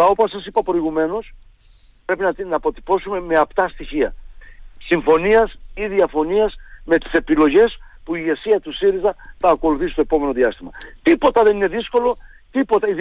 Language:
Greek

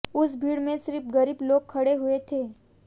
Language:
Hindi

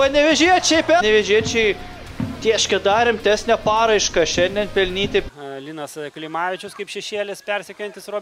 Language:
Lithuanian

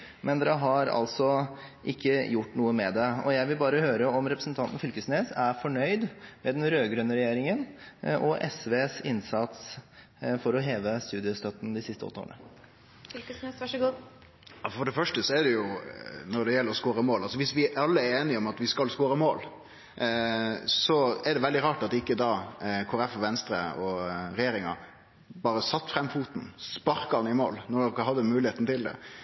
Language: Norwegian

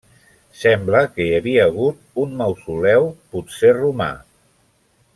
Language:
Catalan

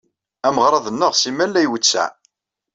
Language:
Kabyle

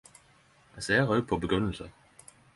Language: Norwegian Nynorsk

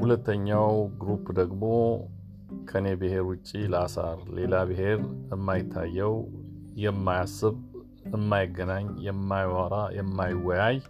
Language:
Amharic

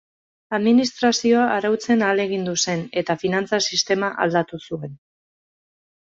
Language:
Basque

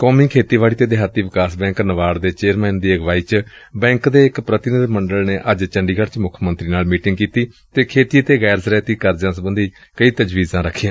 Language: Punjabi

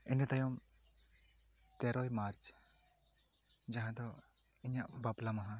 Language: Santali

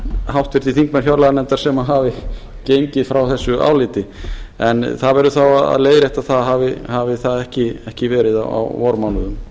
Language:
Icelandic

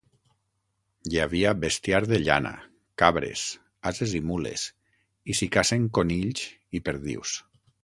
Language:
Catalan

